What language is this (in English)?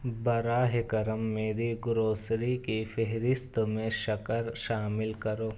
Urdu